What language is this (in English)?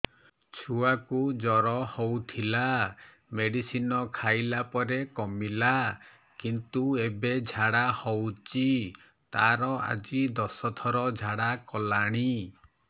Odia